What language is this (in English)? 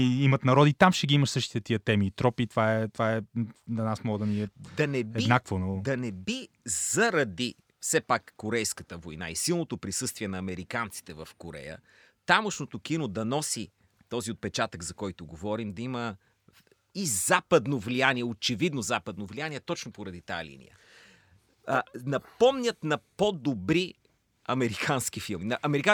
Bulgarian